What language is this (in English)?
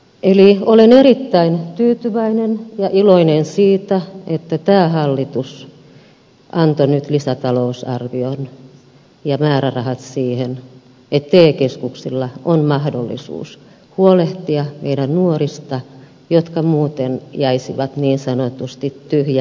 Finnish